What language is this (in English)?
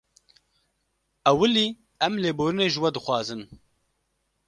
Kurdish